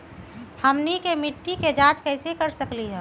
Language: Magahi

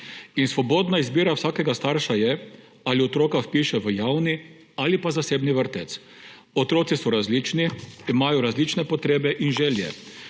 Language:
Slovenian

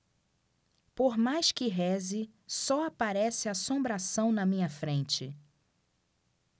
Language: Portuguese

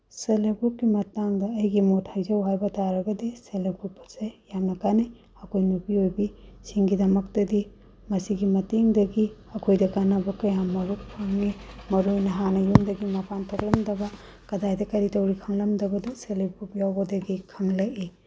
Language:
Manipuri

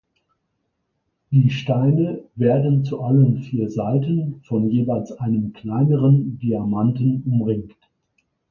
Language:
German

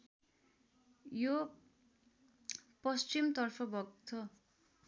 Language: Nepali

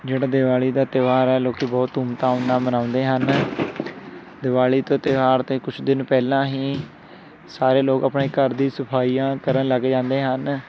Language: Punjabi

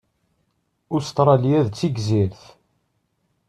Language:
Kabyle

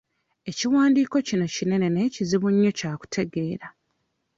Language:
Ganda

